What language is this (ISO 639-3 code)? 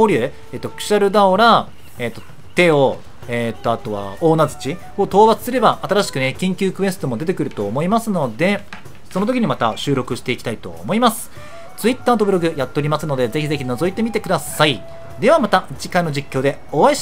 jpn